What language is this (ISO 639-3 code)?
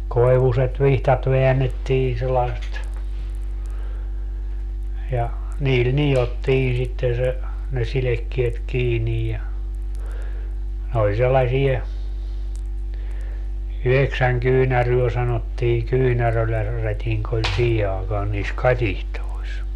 fin